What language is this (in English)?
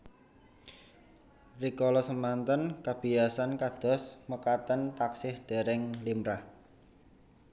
Javanese